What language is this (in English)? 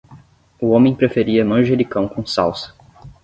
Portuguese